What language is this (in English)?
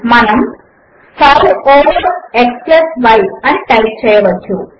Telugu